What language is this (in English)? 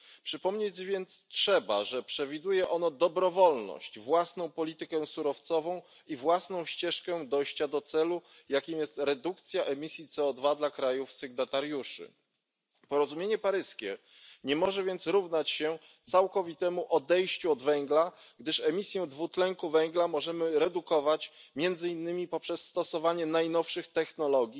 Polish